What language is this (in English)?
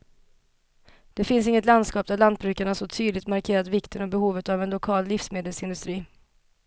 Swedish